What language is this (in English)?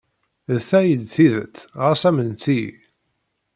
Kabyle